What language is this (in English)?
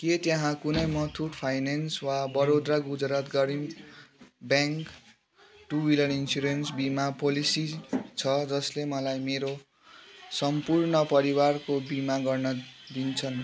Nepali